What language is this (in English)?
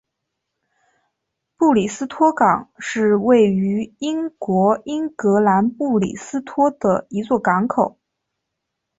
Chinese